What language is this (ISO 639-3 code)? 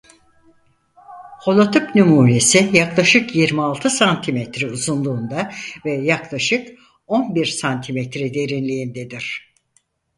tur